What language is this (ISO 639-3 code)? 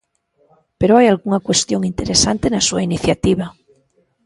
glg